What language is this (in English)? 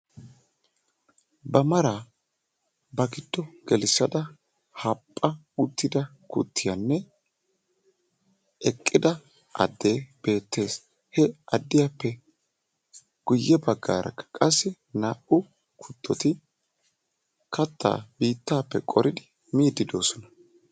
Wolaytta